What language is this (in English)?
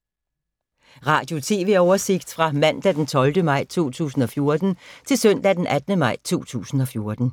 Danish